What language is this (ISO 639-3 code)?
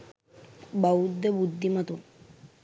sin